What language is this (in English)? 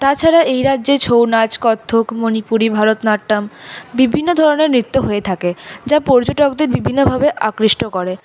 Bangla